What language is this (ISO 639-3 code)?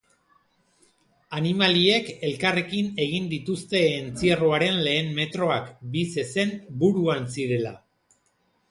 eus